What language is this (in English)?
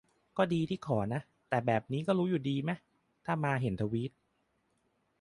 Thai